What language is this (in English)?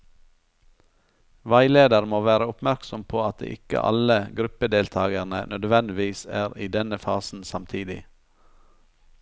Norwegian